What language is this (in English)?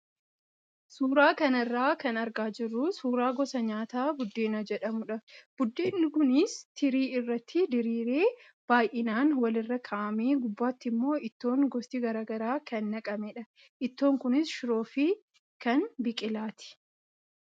Oromo